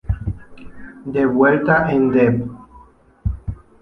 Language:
Spanish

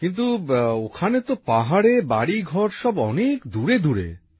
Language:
Bangla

